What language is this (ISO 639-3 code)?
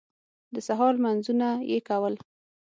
pus